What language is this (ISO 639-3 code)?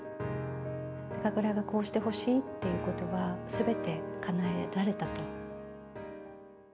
jpn